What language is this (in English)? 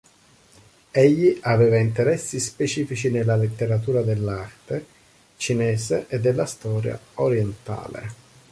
Italian